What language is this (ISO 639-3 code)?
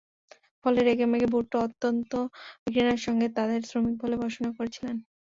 ben